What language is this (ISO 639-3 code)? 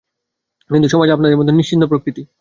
ben